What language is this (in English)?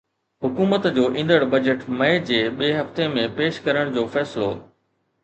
Sindhi